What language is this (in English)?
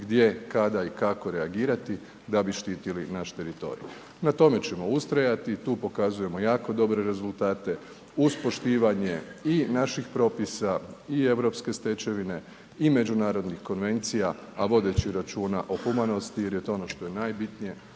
Croatian